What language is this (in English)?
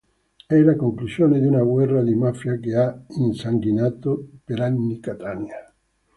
Italian